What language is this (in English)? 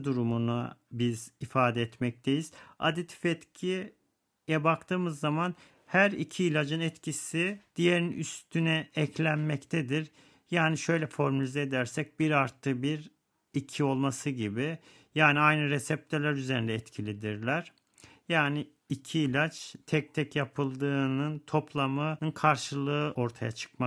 Turkish